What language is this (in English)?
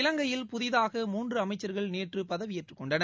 Tamil